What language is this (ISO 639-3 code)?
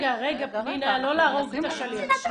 heb